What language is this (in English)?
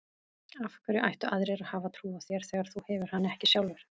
Icelandic